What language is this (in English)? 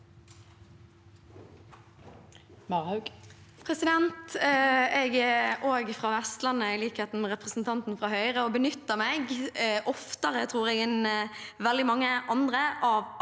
Norwegian